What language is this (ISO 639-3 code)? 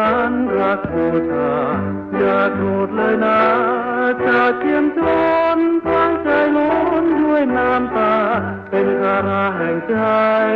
tha